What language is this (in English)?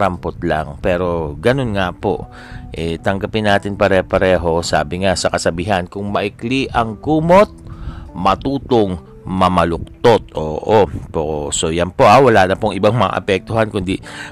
Filipino